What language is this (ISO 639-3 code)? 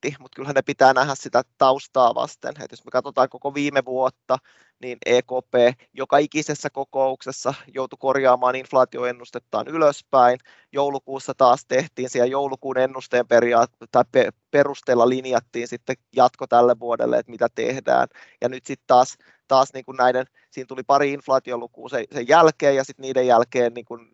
fin